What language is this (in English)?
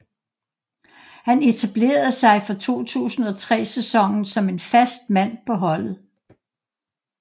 Danish